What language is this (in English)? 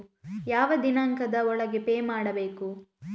Kannada